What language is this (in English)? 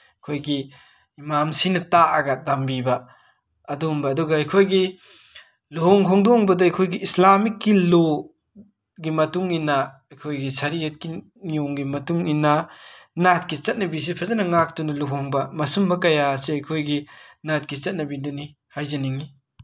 Manipuri